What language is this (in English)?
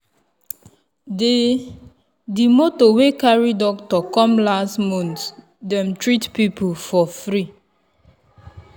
Nigerian Pidgin